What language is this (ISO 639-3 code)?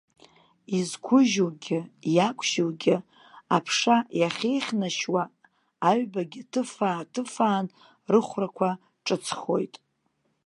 abk